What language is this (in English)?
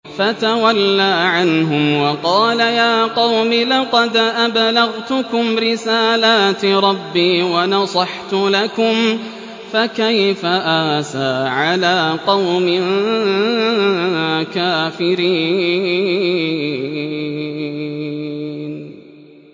Arabic